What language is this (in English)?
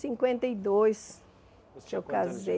Portuguese